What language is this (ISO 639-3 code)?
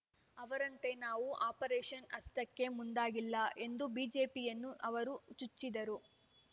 kan